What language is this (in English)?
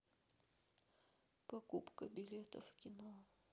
Russian